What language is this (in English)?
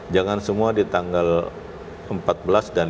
Indonesian